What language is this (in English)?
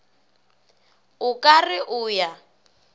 Northern Sotho